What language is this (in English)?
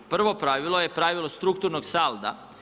Croatian